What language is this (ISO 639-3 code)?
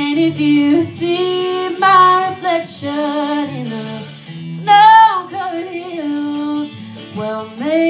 eng